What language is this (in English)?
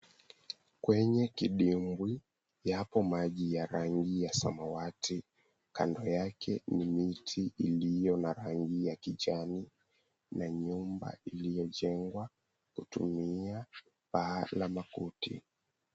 Swahili